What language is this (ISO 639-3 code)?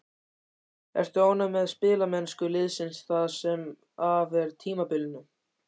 isl